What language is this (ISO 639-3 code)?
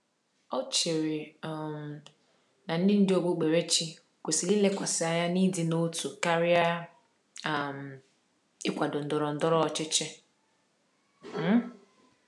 ibo